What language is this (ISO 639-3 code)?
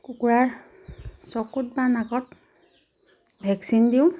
asm